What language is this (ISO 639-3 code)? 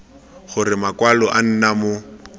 tsn